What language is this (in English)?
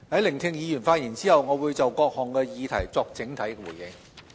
Cantonese